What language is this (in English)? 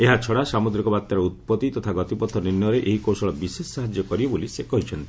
Odia